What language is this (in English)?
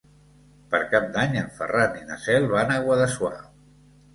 Catalan